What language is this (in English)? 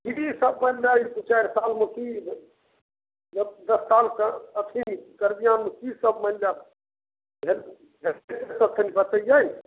Maithili